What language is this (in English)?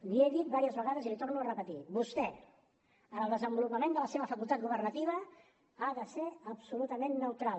Catalan